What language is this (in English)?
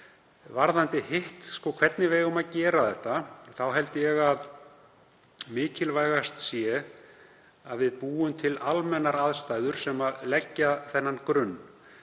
Icelandic